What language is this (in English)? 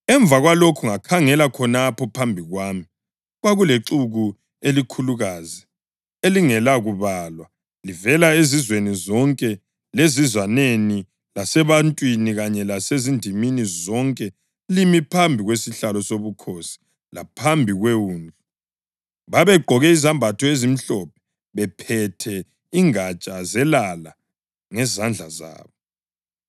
North Ndebele